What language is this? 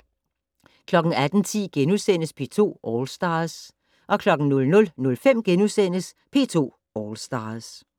Danish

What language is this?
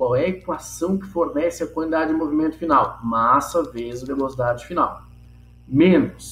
Portuguese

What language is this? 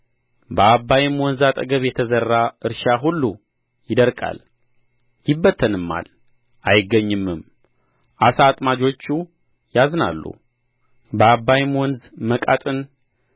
Amharic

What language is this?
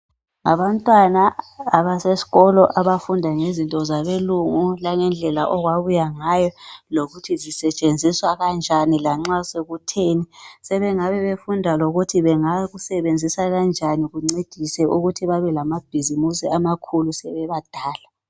North Ndebele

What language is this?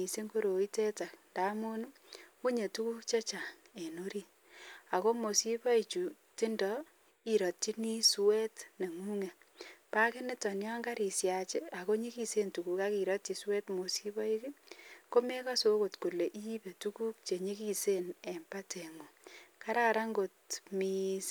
Kalenjin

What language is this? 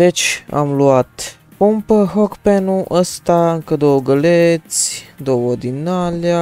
Romanian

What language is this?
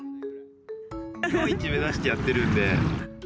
Japanese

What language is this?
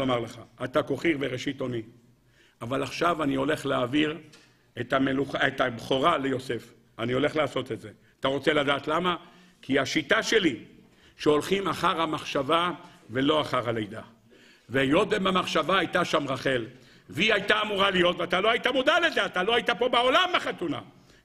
Hebrew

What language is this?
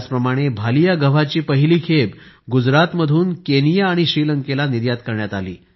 Marathi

